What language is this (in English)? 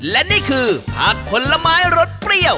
Thai